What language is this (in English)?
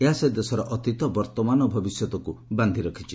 Odia